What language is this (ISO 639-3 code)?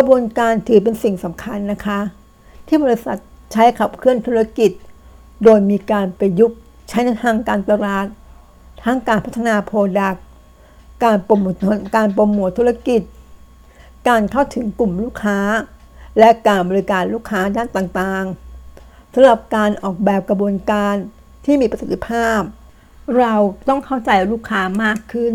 tha